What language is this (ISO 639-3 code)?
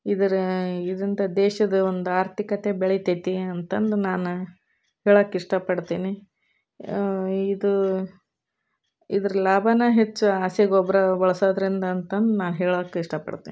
kan